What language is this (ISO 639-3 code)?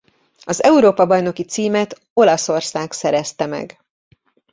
hun